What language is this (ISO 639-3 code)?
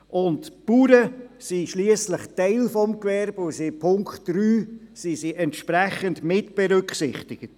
gsw